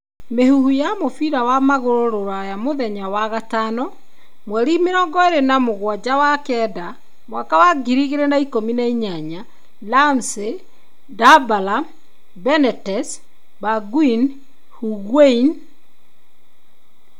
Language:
Kikuyu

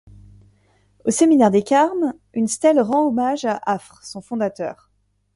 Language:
French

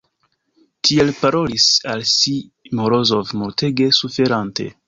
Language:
Esperanto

